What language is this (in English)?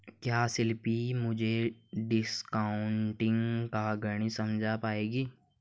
Hindi